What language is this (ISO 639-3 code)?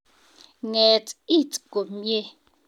kln